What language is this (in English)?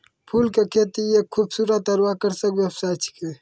Maithili